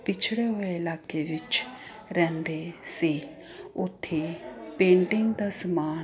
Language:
Punjabi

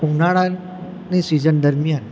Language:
Gujarati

